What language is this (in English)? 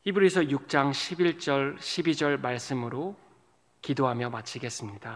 Korean